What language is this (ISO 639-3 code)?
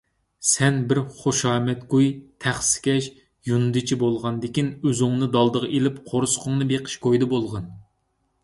uig